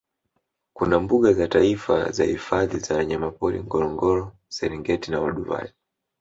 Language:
Swahili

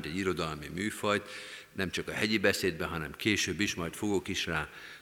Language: Hungarian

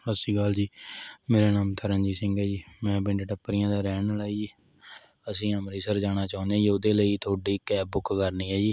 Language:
Punjabi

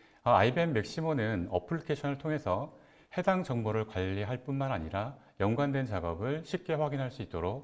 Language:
Korean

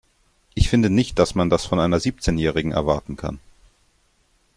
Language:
German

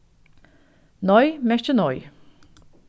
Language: Faroese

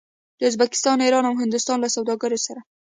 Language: Pashto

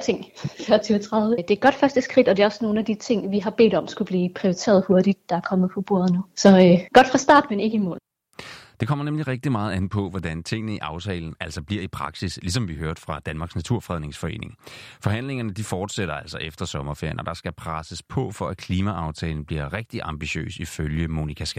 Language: Danish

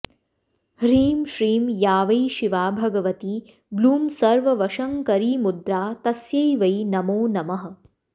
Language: Sanskrit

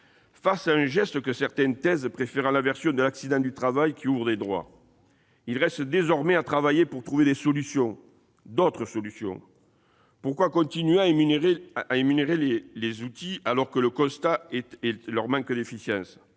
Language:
French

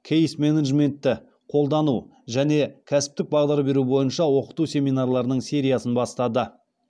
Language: Kazakh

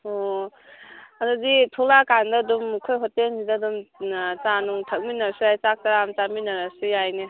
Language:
Manipuri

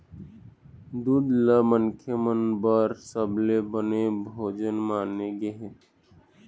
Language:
Chhattisgarhi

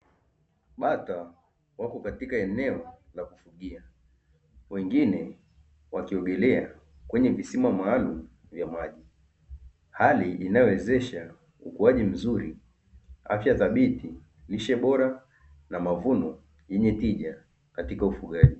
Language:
Swahili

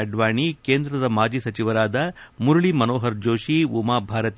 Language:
Kannada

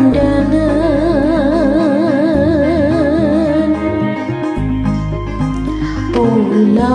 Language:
Indonesian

